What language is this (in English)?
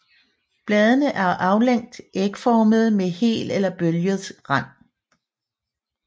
Danish